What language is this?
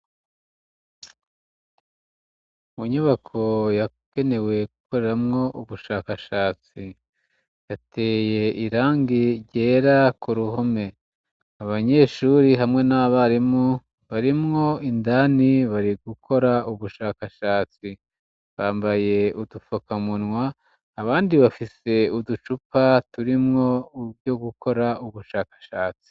Rundi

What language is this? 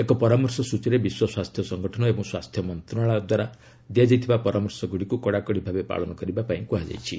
Odia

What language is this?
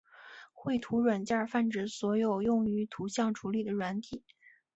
Chinese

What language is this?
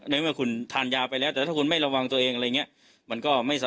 Thai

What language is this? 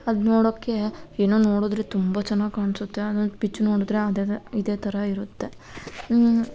Kannada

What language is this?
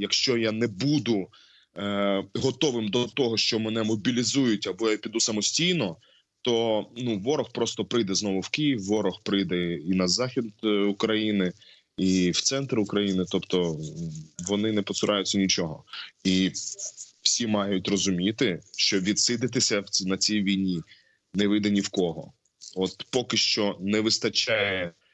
Ukrainian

